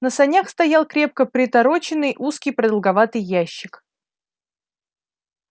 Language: Russian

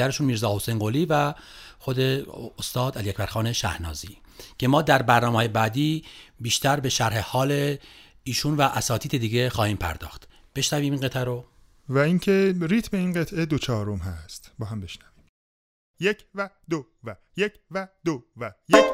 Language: Persian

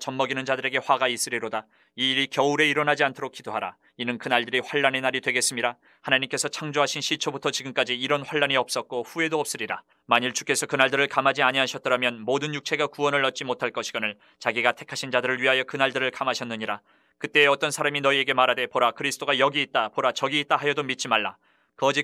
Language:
Korean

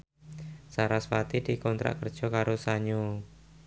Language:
Javanese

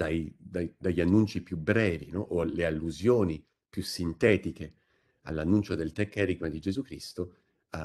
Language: Italian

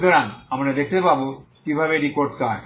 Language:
Bangla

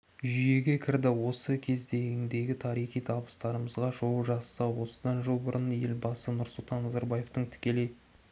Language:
Kazakh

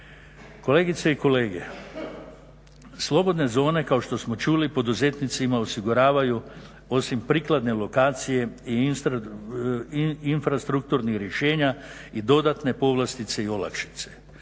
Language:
Croatian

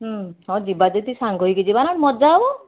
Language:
Odia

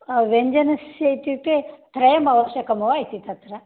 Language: Sanskrit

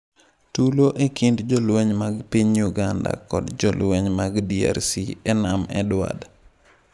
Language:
Luo (Kenya and Tanzania)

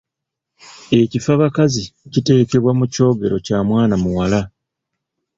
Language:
Ganda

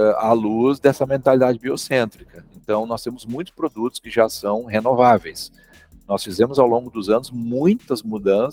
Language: Portuguese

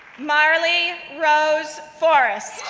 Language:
English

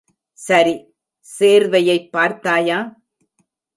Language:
Tamil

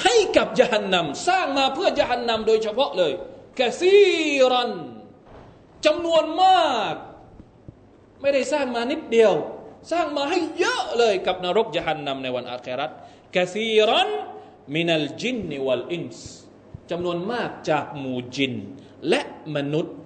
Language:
Thai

